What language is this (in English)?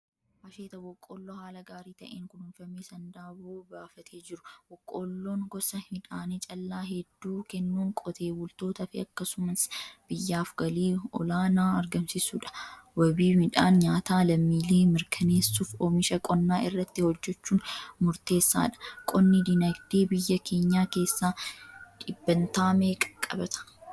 Oromo